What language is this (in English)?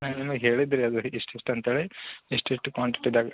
Kannada